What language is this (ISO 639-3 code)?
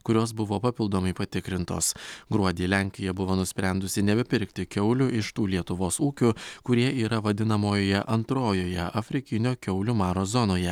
lit